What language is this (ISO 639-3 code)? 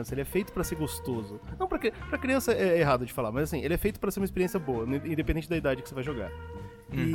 por